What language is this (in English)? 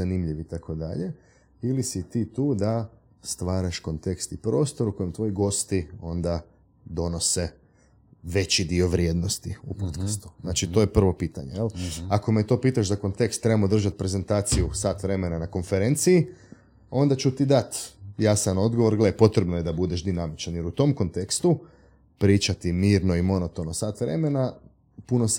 Croatian